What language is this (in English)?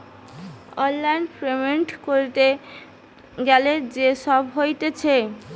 Bangla